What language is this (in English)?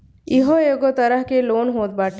Bhojpuri